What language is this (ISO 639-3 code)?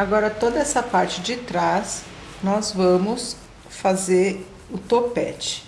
por